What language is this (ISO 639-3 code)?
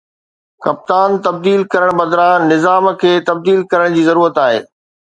snd